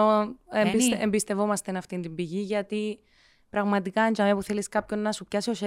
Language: Greek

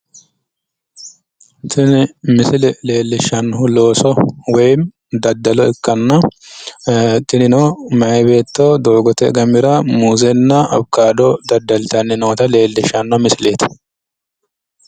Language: Sidamo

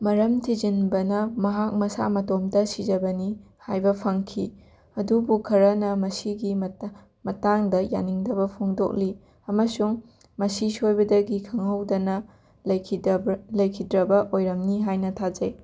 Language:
Manipuri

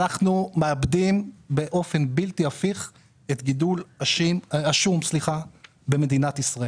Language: Hebrew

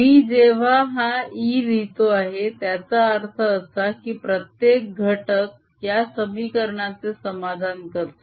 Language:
Marathi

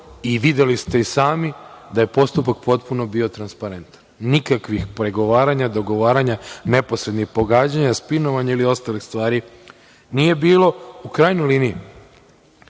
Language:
Serbian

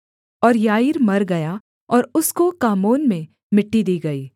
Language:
Hindi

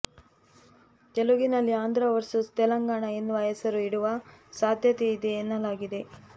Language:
Kannada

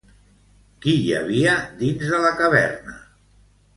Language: Catalan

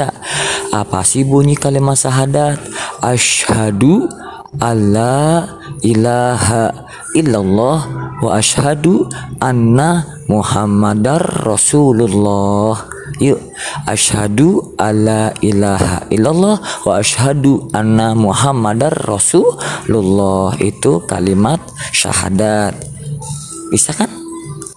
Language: Indonesian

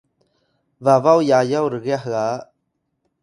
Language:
Atayal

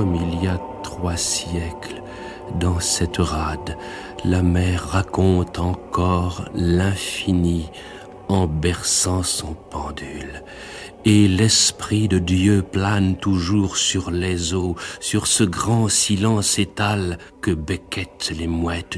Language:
French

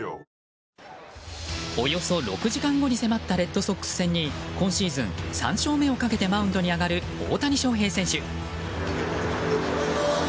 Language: Japanese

